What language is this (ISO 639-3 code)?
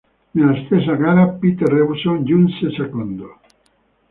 ita